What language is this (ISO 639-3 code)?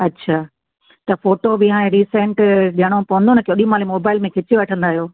snd